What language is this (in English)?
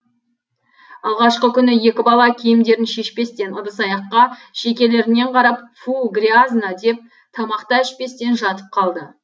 Kazakh